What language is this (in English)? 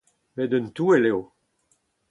Breton